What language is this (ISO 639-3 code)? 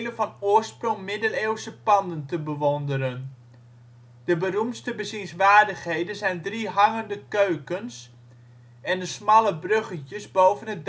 nld